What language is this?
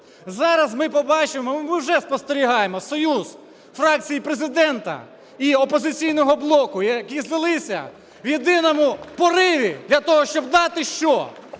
Ukrainian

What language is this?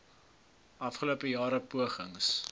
Afrikaans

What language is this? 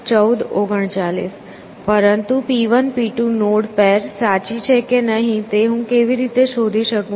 Gujarati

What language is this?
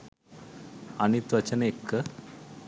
Sinhala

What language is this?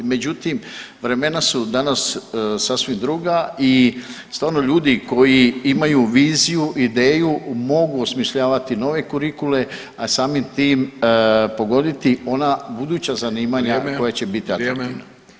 Croatian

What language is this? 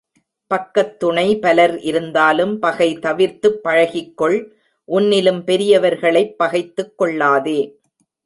Tamil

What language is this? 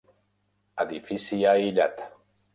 Catalan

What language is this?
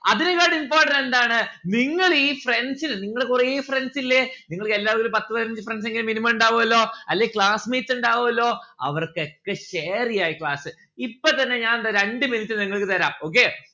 Malayalam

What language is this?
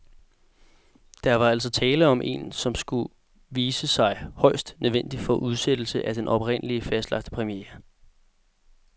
Danish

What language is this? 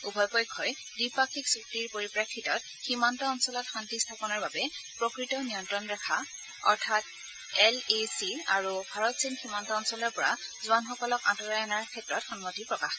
Assamese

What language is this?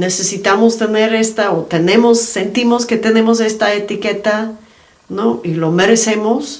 Spanish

